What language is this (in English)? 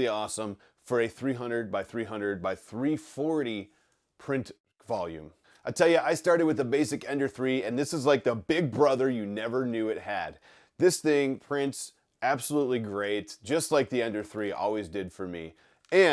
English